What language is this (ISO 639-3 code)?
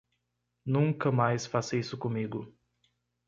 por